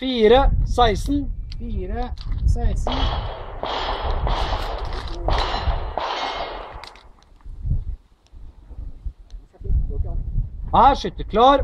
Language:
Norwegian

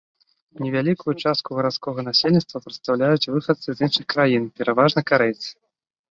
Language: Belarusian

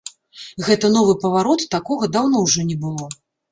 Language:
Belarusian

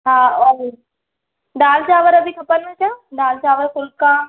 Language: Sindhi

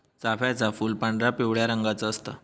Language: Marathi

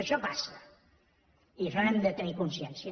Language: Catalan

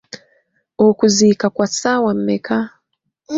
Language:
Ganda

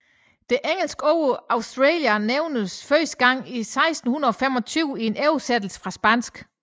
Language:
Danish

